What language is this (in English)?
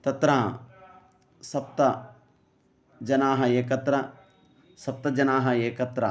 Sanskrit